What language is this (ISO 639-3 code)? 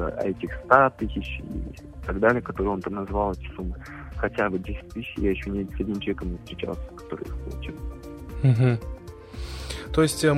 rus